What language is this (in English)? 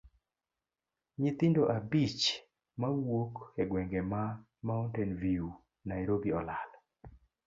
Luo (Kenya and Tanzania)